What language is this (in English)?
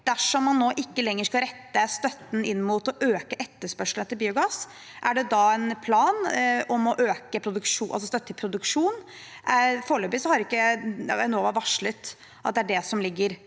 Norwegian